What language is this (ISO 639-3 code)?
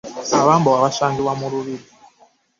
lug